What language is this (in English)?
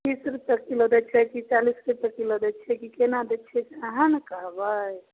Maithili